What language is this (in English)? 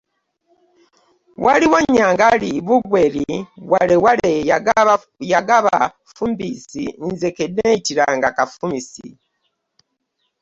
Ganda